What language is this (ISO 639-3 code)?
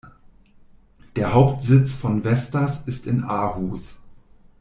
deu